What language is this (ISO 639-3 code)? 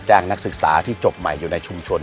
tha